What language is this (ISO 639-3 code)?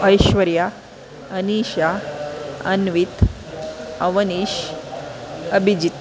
san